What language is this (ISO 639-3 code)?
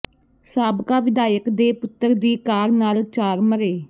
pan